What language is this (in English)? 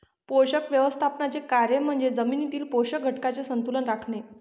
Marathi